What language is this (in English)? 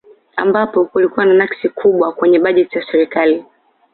Swahili